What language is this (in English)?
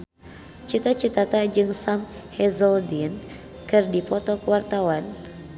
Sundanese